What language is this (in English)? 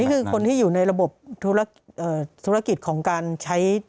Thai